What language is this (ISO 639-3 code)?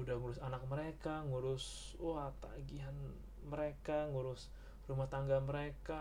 ind